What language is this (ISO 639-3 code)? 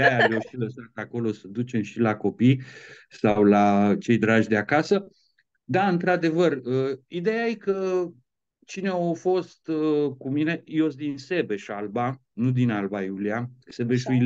ron